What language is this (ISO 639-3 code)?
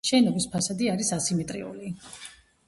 kat